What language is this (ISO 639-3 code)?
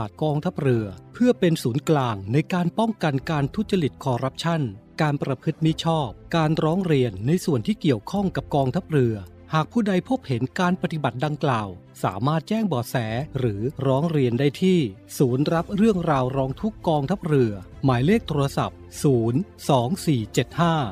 tha